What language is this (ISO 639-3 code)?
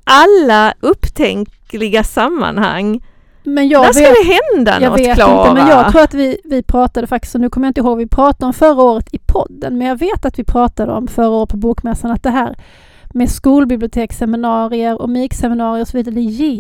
swe